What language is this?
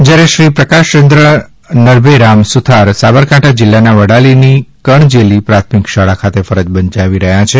Gujarati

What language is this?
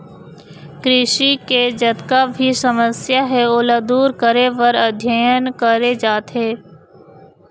Chhattisgarhi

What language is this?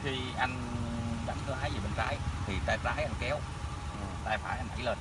Vietnamese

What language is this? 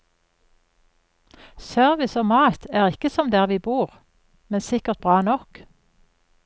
Norwegian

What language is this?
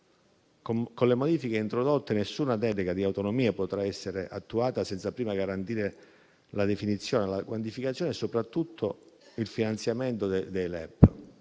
Italian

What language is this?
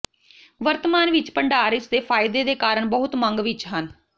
Punjabi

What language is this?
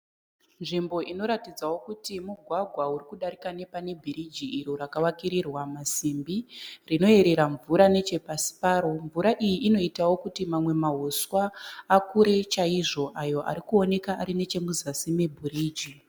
Shona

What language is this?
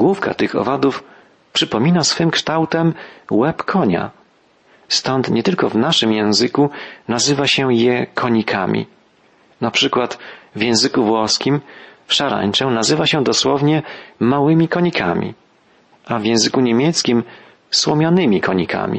Polish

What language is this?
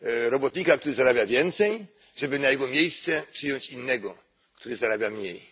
Polish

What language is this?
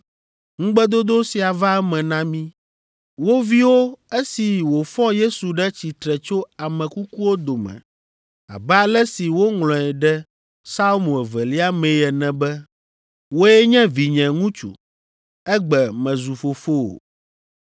Ewe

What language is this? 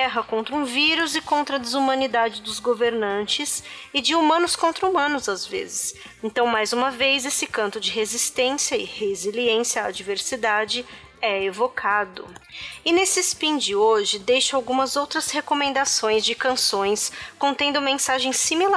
Portuguese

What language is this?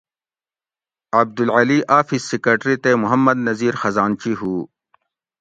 Gawri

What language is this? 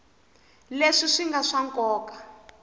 Tsonga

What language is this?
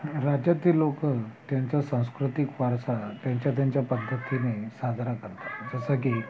Marathi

